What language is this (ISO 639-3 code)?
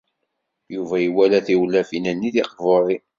kab